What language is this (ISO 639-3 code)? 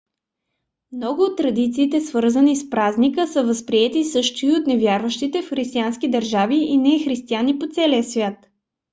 bul